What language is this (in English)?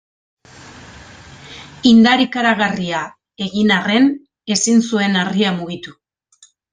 Basque